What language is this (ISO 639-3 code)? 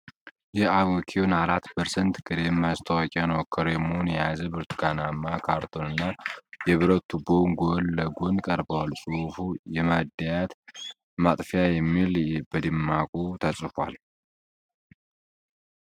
amh